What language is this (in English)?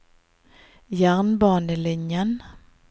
Norwegian